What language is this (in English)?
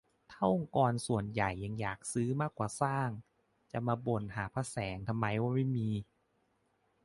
Thai